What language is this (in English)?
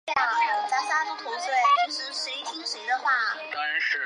Chinese